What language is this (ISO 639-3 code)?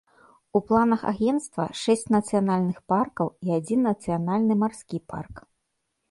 bel